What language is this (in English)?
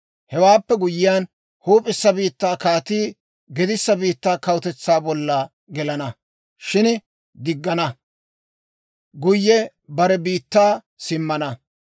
Dawro